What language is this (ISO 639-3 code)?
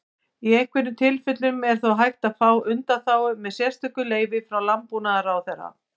isl